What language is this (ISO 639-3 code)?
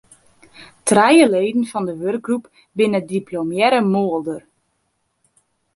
fry